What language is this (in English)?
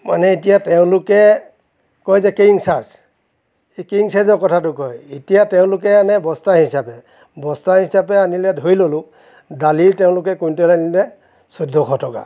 Assamese